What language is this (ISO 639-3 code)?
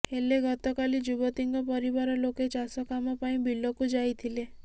ori